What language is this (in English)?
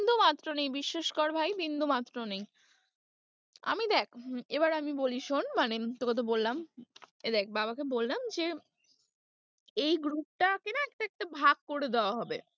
Bangla